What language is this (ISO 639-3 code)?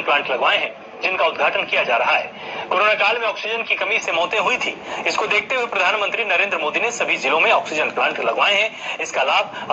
hin